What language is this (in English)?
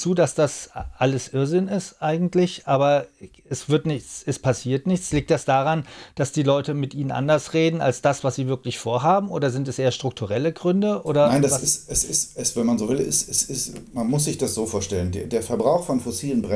German